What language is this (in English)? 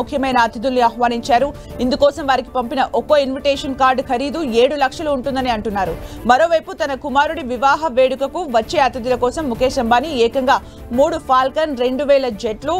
Telugu